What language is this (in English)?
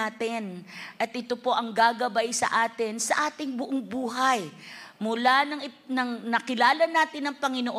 Filipino